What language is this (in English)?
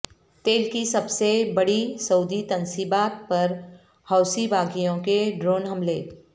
Urdu